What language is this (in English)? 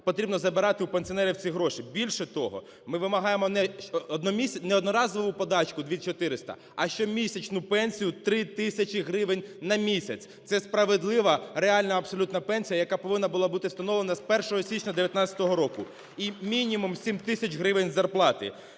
Ukrainian